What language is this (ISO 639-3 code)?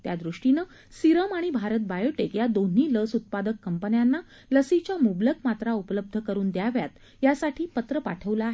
mar